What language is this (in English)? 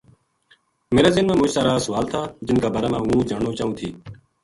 Gujari